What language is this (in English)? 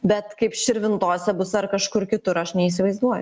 Lithuanian